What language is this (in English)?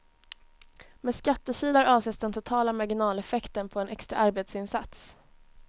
Swedish